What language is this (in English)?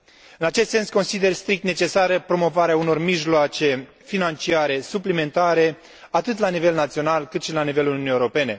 Romanian